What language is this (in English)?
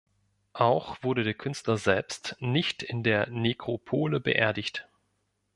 German